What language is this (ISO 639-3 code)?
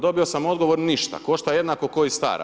hrv